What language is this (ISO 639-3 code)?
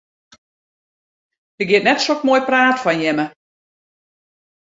fry